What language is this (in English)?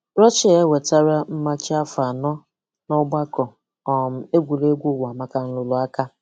Igbo